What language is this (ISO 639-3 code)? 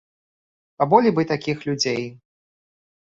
bel